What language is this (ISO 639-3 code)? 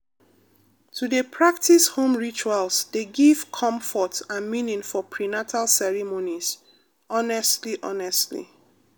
pcm